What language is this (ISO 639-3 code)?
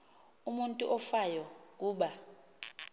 xho